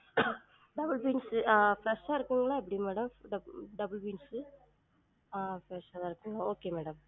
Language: Tamil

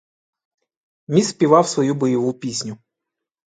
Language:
Ukrainian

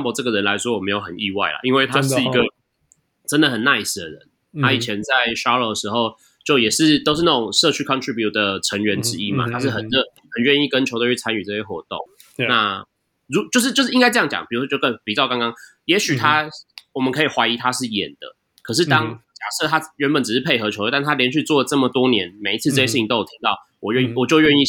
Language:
Chinese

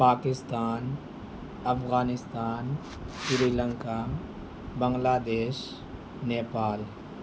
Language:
Urdu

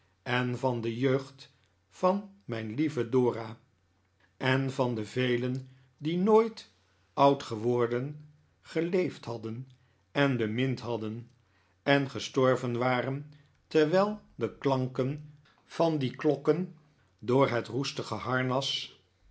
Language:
Dutch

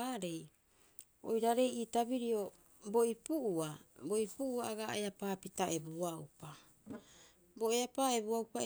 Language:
Rapoisi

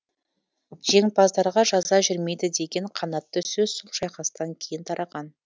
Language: Kazakh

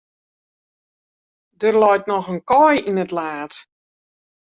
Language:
Western Frisian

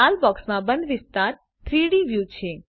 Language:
Gujarati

